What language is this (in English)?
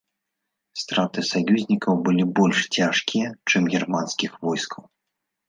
Belarusian